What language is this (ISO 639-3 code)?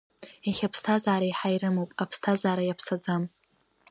abk